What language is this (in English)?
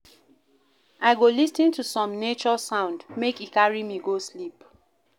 Nigerian Pidgin